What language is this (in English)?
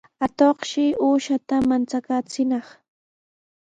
Sihuas Ancash Quechua